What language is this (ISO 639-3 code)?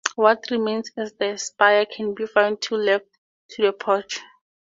eng